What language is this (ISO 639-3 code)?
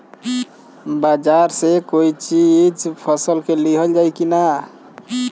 bho